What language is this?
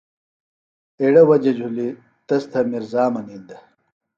Phalura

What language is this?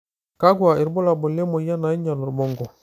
Masai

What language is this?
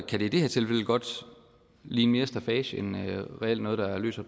Danish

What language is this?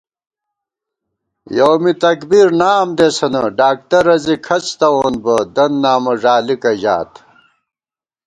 Gawar-Bati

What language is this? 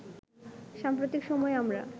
Bangla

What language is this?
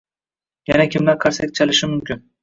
Uzbek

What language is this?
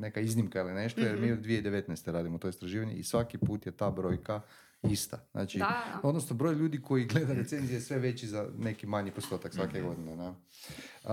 Croatian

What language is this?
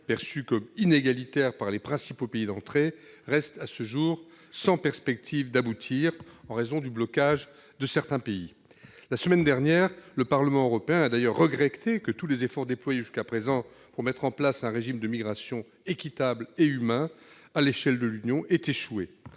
French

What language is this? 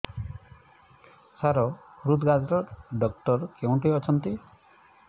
Odia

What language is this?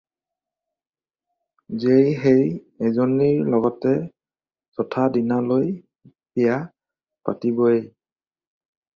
Assamese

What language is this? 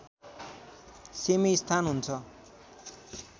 Nepali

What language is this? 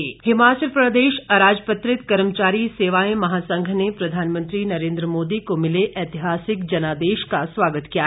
Hindi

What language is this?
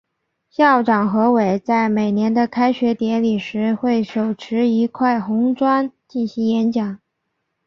Chinese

